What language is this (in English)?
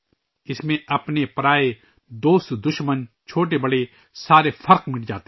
Urdu